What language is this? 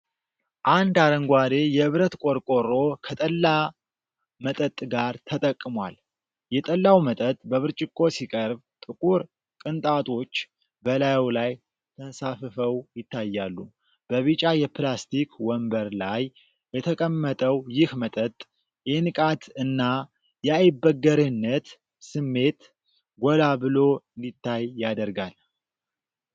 Amharic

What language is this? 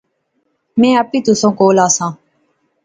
Pahari-Potwari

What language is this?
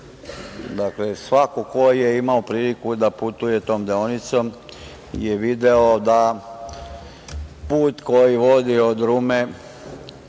Serbian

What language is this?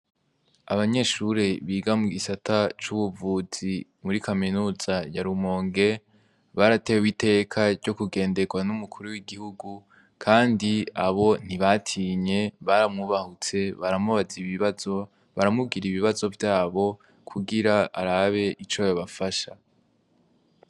Rundi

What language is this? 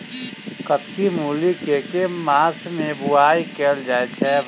Maithili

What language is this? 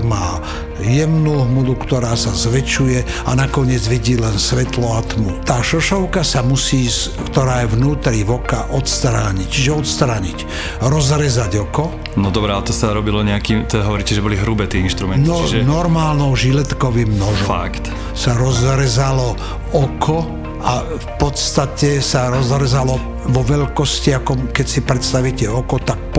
Slovak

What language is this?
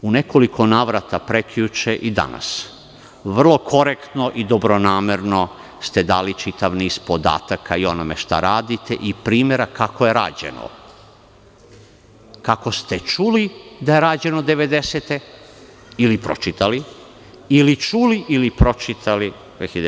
Serbian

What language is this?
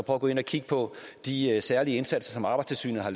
Danish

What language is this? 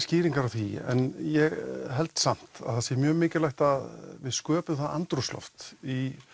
Icelandic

